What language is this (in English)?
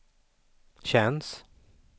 Swedish